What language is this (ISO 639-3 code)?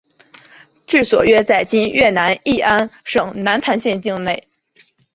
zho